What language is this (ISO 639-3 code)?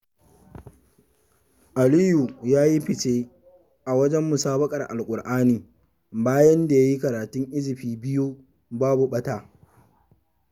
hau